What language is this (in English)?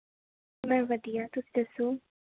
Punjabi